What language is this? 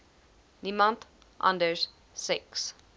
Afrikaans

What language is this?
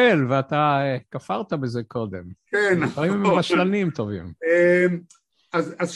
Hebrew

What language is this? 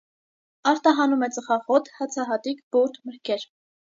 Armenian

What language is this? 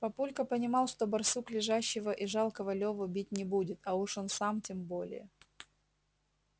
Russian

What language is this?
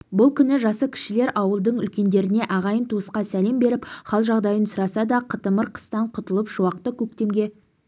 Kazakh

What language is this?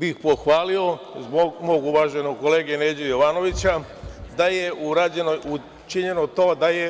Serbian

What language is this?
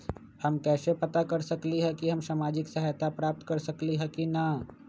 Magahi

